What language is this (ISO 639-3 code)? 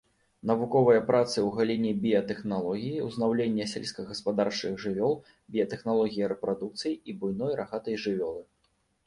bel